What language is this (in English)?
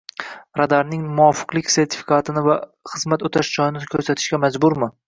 Uzbek